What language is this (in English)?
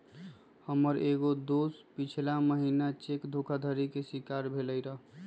Magahi